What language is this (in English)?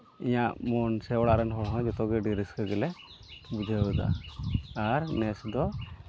Santali